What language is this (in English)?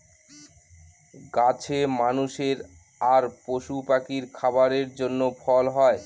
Bangla